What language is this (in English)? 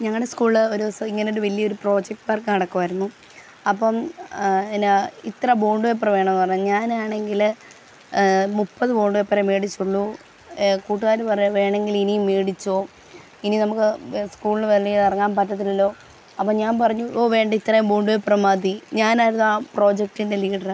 Malayalam